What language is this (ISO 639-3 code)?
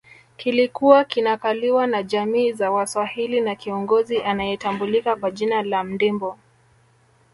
swa